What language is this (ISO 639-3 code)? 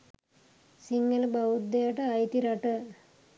sin